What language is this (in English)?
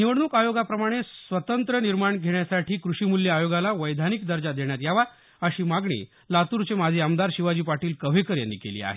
Marathi